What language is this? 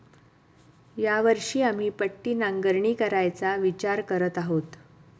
Marathi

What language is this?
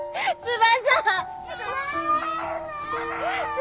Japanese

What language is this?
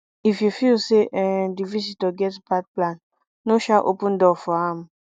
Nigerian Pidgin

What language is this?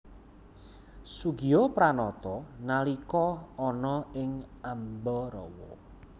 Javanese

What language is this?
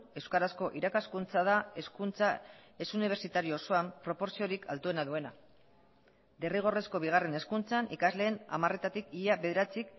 Basque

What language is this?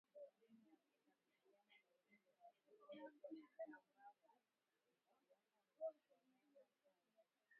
Swahili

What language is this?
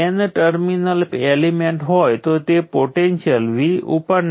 Gujarati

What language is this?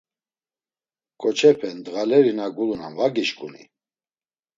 Laz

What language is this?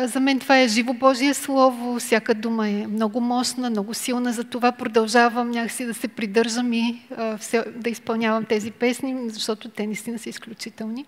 Bulgarian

